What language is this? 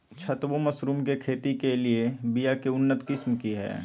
Magahi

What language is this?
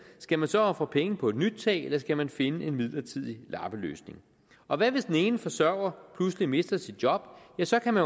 Danish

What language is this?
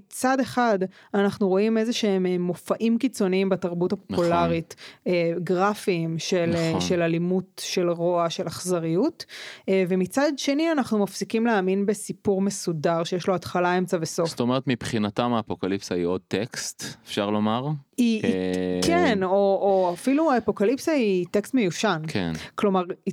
Hebrew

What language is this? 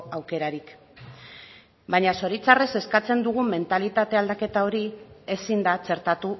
Basque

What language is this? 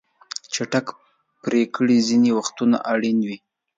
Pashto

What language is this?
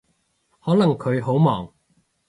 Cantonese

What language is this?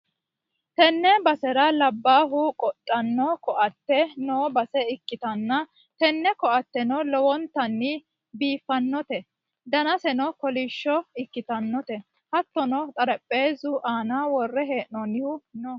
Sidamo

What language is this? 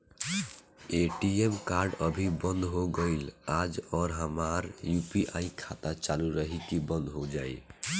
Bhojpuri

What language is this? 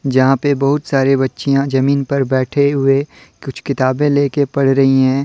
Hindi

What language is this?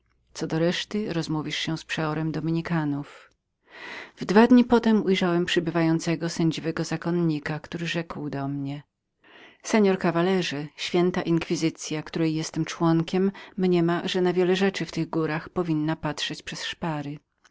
Polish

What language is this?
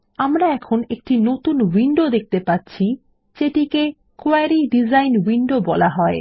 Bangla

